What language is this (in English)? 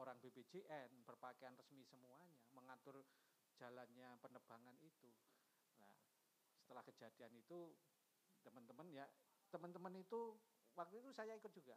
Indonesian